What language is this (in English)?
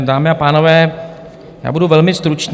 Czech